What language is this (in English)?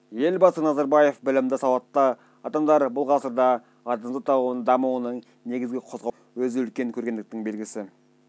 Kazakh